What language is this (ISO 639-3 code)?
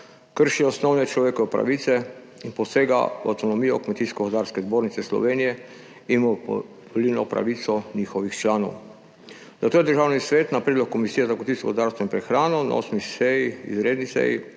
slv